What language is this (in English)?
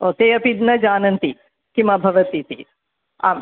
Sanskrit